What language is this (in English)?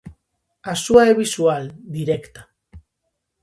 Galician